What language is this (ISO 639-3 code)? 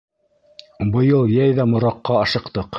bak